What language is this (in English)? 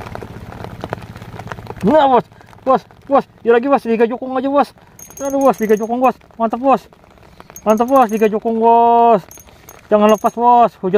Indonesian